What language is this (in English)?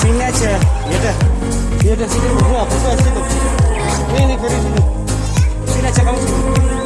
Indonesian